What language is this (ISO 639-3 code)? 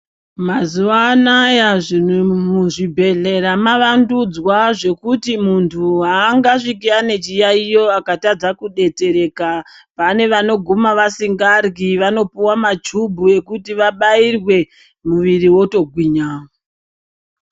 ndc